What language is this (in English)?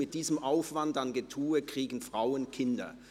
Swiss German